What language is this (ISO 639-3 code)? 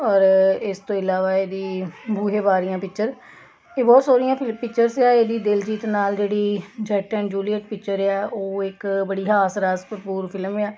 pan